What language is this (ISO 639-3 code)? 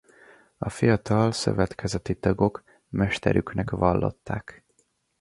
hun